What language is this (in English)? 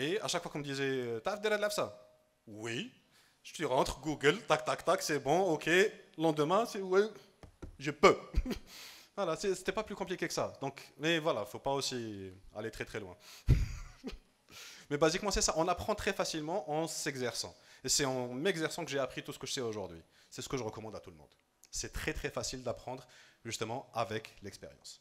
French